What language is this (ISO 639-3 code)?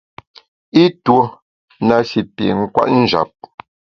bax